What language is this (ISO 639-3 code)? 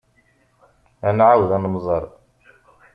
kab